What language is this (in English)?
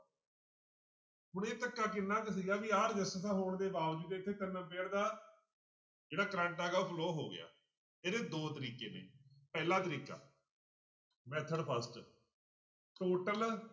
Punjabi